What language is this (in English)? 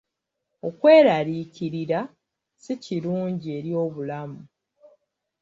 Ganda